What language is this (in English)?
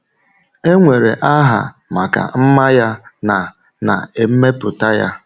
Igbo